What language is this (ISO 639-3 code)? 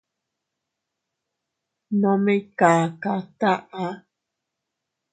cut